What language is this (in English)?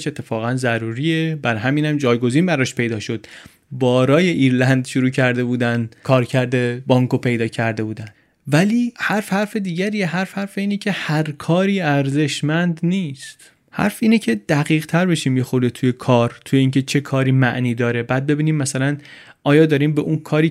Persian